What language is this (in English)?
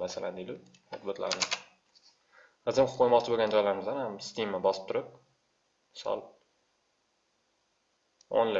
Turkish